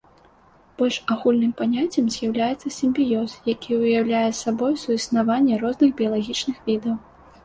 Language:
Belarusian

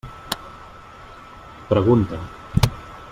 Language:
Catalan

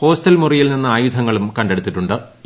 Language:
Malayalam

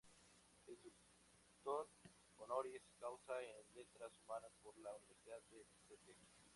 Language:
Spanish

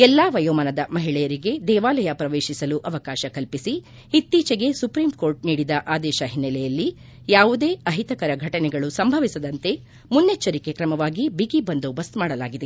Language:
Kannada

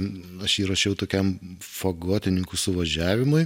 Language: Lithuanian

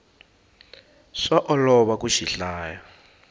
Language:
Tsonga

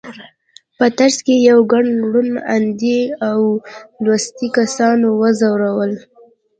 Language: Pashto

